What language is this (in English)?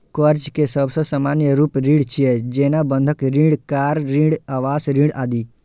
Maithili